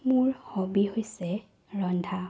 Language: Assamese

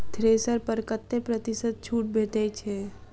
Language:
Maithili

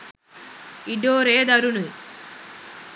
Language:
Sinhala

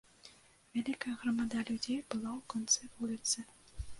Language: Belarusian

